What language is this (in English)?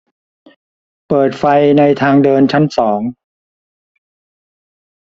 Thai